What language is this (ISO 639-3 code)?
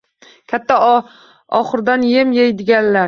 uzb